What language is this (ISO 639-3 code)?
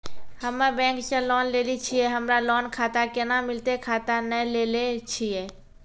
mai